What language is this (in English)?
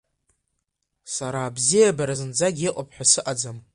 Abkhazian